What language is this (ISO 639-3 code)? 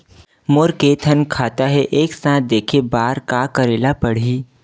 hne